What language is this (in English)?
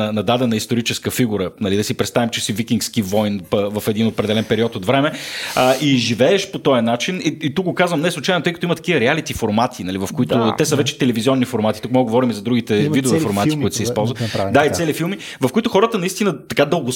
Bulgarian